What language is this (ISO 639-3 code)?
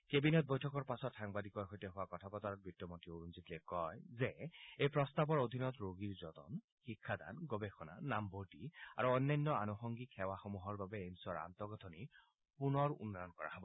asm